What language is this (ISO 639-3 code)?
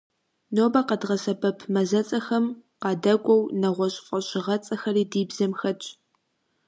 kbd